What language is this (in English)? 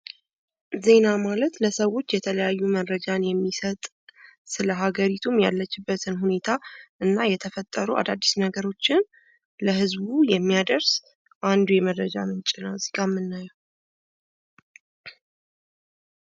Amharic